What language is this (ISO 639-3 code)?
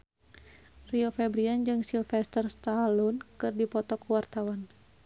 sun